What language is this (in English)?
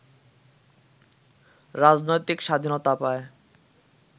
Bangla